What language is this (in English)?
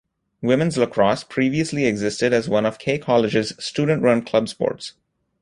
English